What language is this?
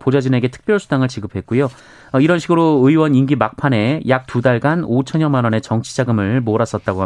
Korean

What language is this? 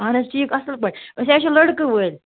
Kashmiri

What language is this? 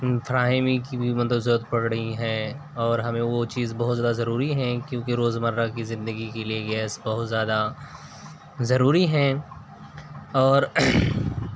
Urdu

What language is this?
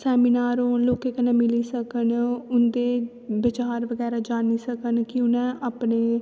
Dogri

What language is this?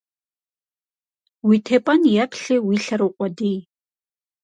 Kabardian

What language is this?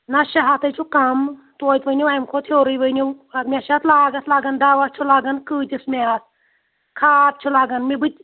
Kashmiri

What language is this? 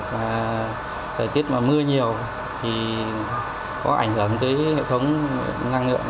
Vietnamese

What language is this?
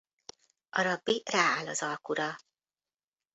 Hungarian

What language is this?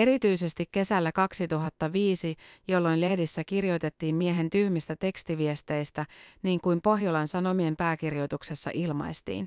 Finnish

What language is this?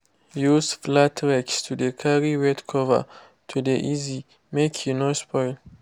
Nigerian Pidgin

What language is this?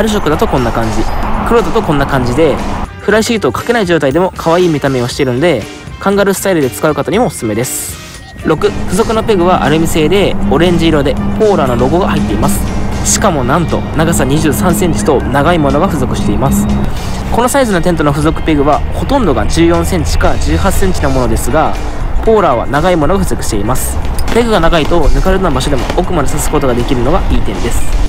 Japanese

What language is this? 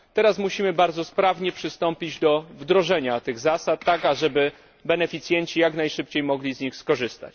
Polish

